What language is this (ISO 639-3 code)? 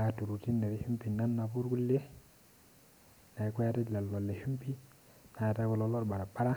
mas